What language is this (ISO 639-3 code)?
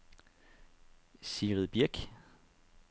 dan